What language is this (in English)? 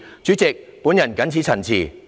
Cantonese